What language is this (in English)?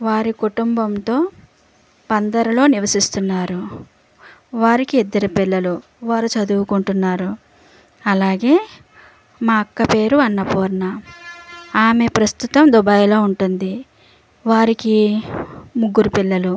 Telugu